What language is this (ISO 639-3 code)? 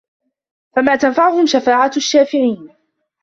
ara